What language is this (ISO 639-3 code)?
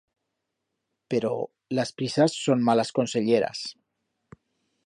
arg